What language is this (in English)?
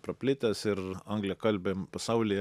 Lithuanian